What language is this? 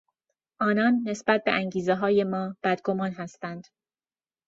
Persian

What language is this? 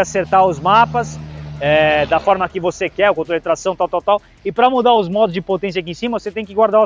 Portuguese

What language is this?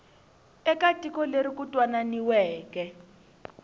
Tsonga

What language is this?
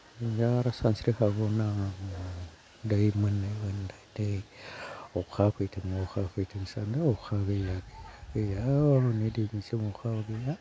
Bodo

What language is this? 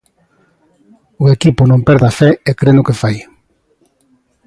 Galician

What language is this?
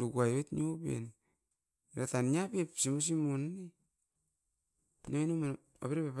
Askopan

